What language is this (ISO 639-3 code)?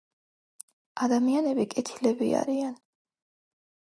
kat